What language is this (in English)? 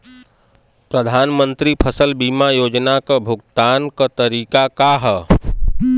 Bhojpuri